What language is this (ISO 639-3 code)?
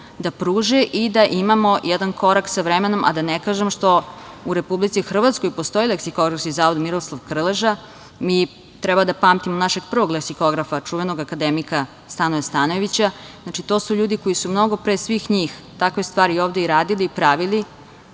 srp